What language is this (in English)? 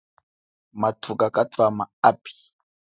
Chokwe